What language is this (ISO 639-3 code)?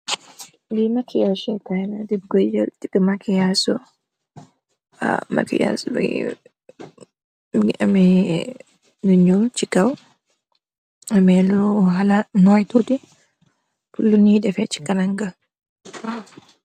wol